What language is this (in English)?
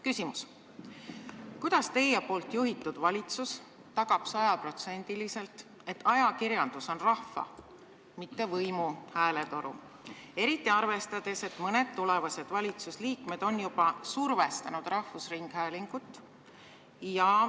Estonian